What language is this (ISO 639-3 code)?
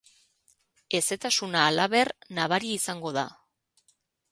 eus